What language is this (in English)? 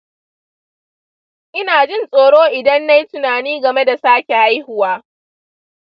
Hausa